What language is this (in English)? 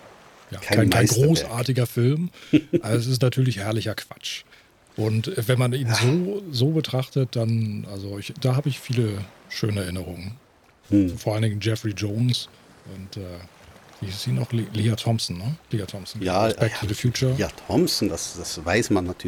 German